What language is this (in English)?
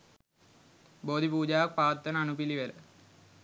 Sinhala